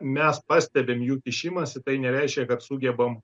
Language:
Lithuanian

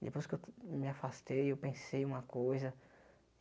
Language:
Portuguese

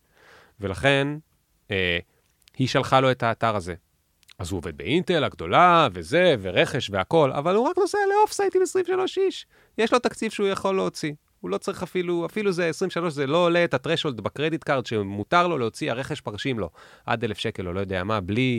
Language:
Hebrew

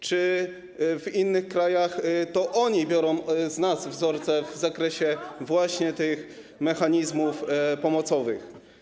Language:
Polish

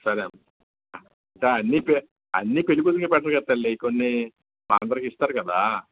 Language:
Telugu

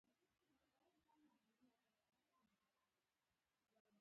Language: Pashto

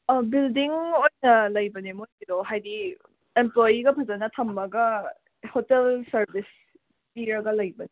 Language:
Manipuri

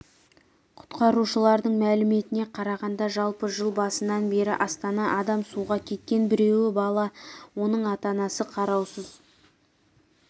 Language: Kazakh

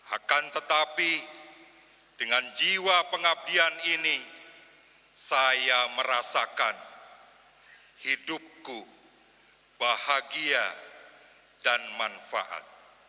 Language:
Indonesian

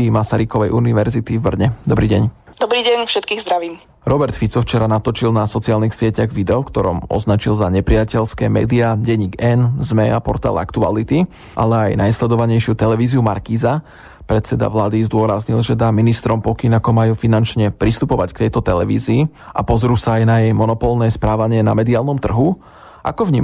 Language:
Slovak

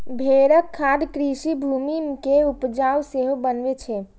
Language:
Maithili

